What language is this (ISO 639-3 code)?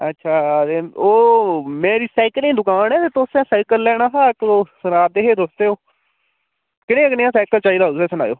doi